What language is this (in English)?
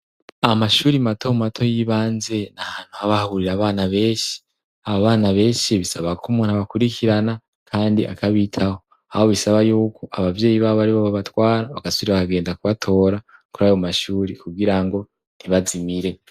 Rundi